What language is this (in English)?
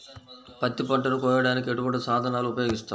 Telugu